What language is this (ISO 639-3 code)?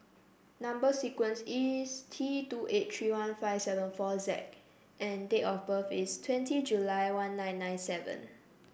eng